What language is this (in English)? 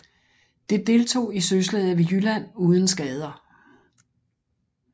Danish